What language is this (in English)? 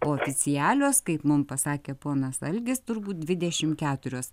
Lithuanian